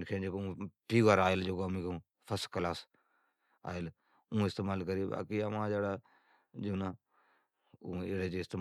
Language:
Od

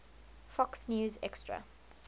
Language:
English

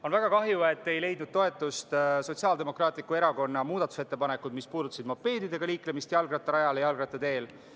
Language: Estonian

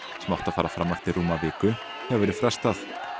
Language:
Icelandic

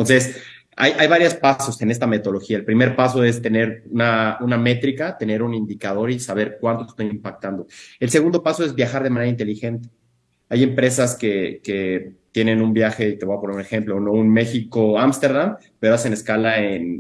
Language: Spanish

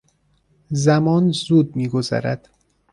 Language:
Persian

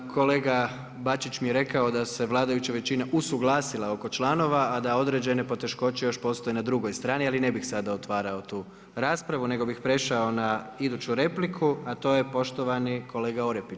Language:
Croatian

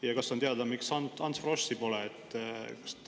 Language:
Estonian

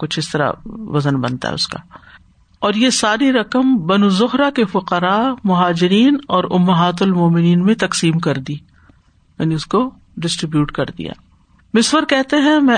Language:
Urdu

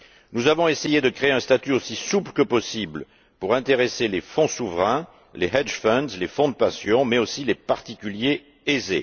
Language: French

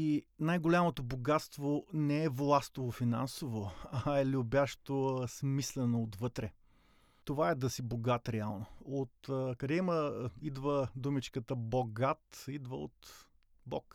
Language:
Bulgarian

